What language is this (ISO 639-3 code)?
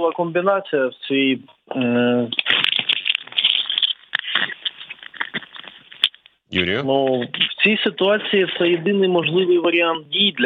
ukr